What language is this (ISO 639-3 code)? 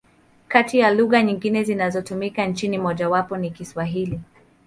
swa